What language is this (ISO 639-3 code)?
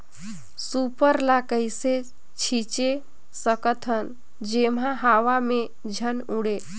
hne